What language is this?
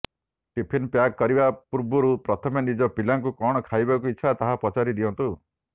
Odia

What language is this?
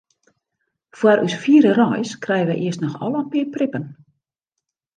Western Frisian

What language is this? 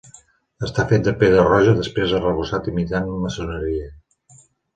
Catalan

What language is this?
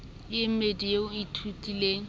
Southern Sotho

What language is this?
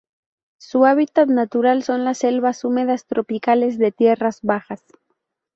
Spanish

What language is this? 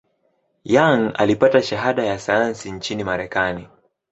Swahili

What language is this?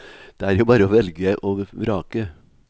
Norwegian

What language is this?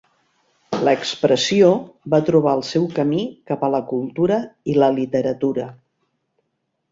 Catalan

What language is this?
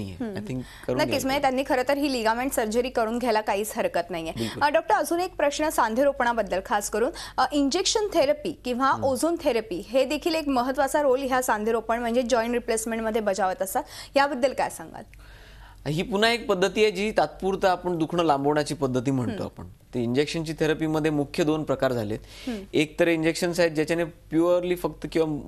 Hindi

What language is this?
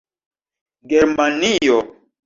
Esperanto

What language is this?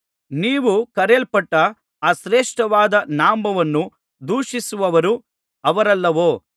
Kannada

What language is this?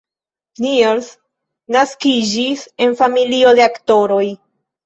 Esperanto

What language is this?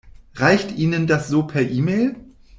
German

